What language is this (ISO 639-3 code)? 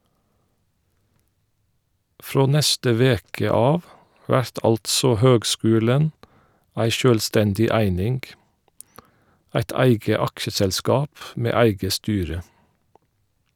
nor